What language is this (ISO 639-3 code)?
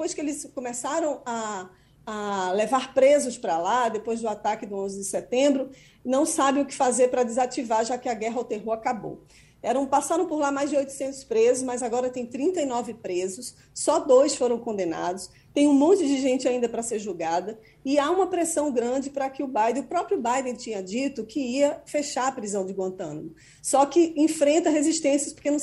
por